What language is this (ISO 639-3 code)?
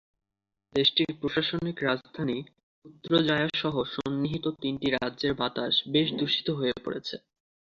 ben